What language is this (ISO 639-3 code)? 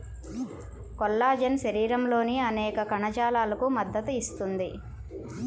tel